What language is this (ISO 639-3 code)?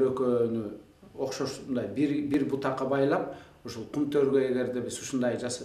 tur